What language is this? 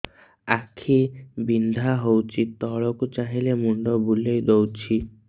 Odia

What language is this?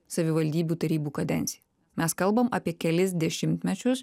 Lithuanian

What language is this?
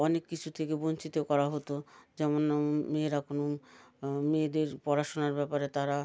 Bangla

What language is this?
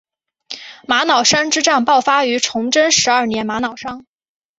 Chinese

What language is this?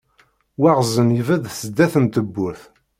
Kabyle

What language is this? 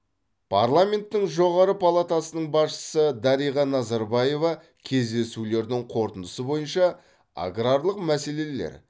Kazakh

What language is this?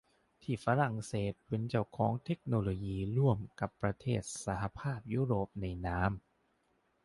Thai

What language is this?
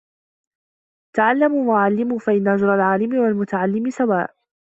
Arabic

